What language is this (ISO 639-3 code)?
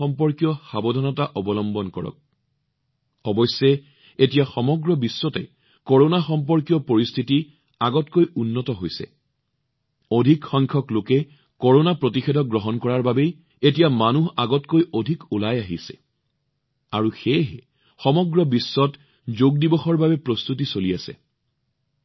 asm